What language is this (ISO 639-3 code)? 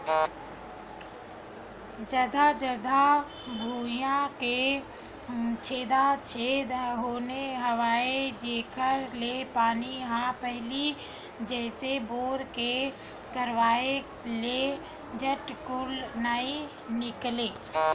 hne